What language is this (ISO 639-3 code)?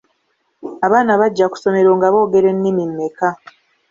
lug